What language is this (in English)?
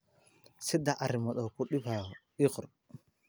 Somali